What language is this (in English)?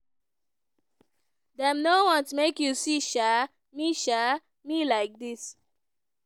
Nigerian Pidgin